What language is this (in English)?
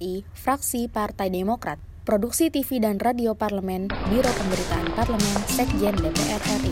Indonesian